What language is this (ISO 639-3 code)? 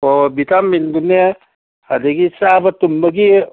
mni